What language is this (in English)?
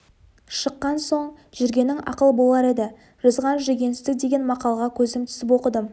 Kazakh